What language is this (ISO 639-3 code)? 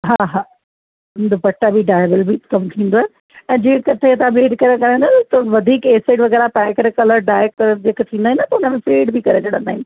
snd